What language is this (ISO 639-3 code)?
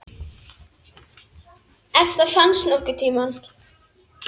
isl